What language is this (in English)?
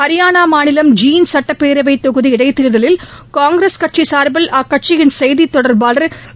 Tamil